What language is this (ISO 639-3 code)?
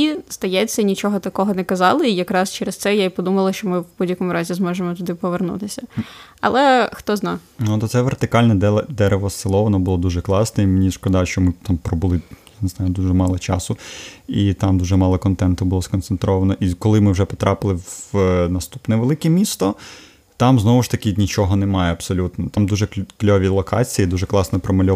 ukr